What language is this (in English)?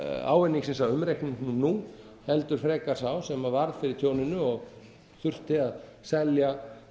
Icelandic